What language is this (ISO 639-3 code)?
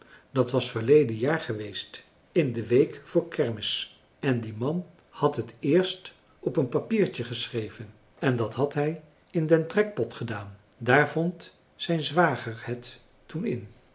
nld